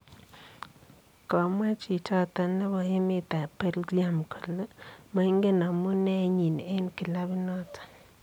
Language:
Kalenjin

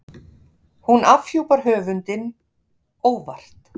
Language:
Icelandic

